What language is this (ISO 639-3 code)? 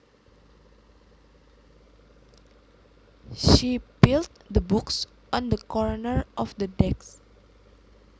jav